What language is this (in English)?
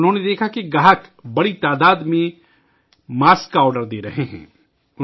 Urdu